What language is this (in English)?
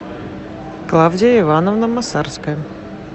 Russian